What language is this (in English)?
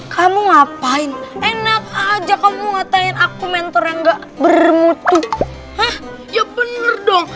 Indonesian